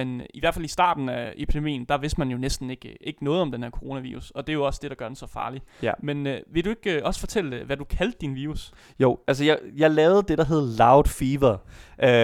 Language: Danish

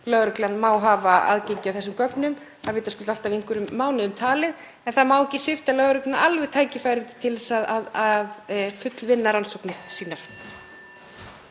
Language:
Icelandic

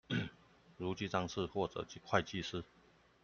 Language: Chinese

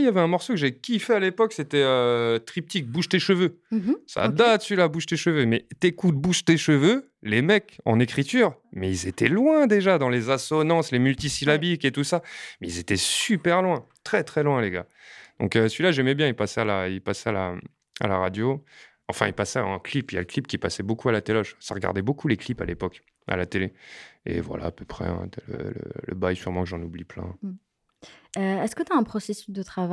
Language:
French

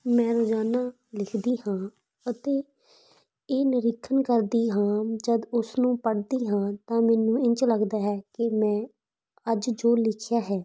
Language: Punjabi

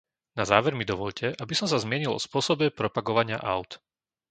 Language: Slovak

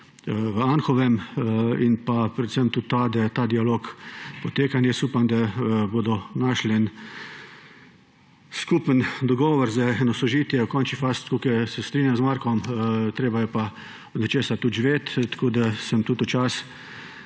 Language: Slovenian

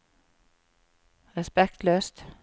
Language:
Norwegian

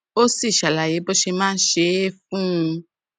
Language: Yoruba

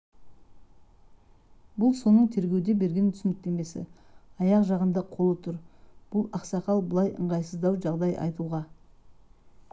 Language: Kazakh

